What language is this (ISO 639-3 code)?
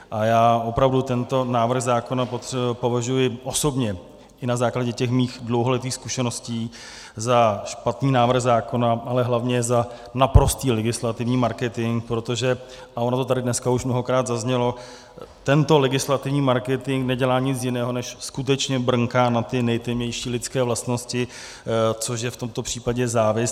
ces